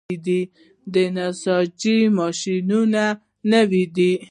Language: Pashto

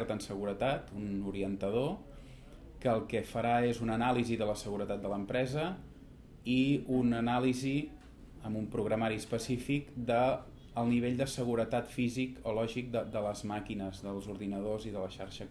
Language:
Catalan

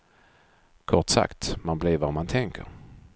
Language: Swedish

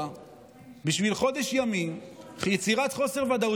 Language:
Hebrew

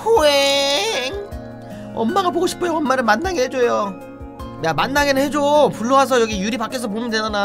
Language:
Korean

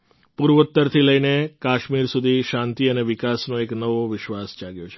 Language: Gujarati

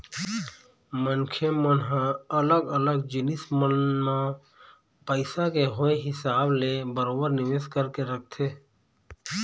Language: Chhattisgarhi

